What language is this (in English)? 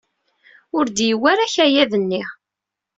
Kabyle